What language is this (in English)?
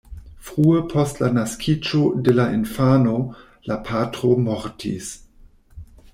Esperanto